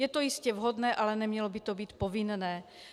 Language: Czech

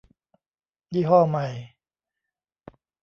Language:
Thai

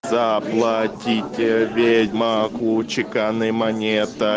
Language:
Russian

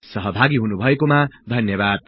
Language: Nepali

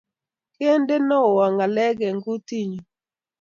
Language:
Kalenjin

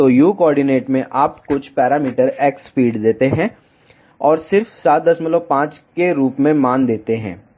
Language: Hindi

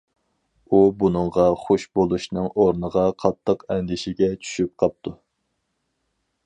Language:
Uyghur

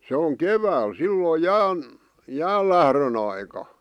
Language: Finnish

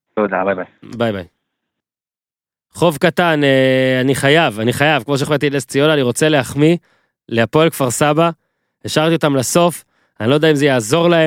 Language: Hebrew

